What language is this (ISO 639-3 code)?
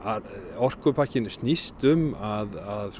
isl